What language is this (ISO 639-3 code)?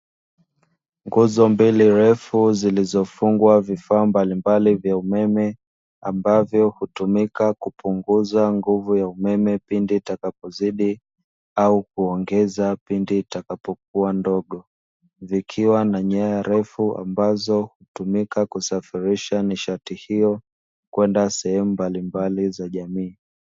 swa